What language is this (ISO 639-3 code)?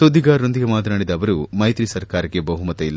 kan